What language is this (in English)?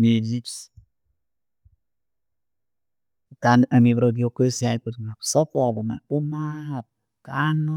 Tooro